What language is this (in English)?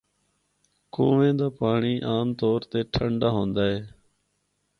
Northern Hindko